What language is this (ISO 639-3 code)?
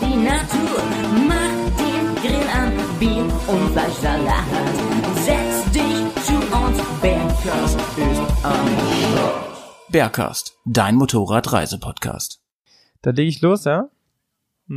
deu